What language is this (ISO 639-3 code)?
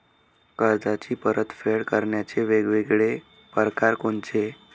mar